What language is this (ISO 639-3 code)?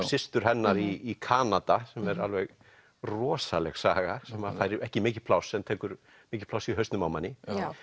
isl